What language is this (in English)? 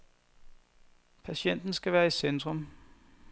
Danish